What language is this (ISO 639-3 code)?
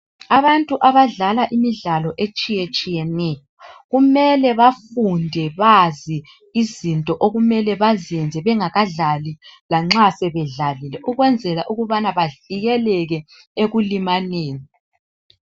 nde